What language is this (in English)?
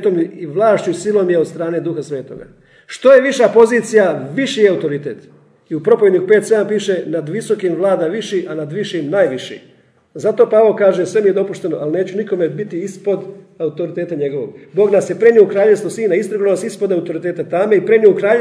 Croatian